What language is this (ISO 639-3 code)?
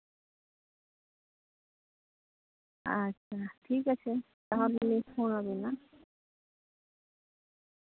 sat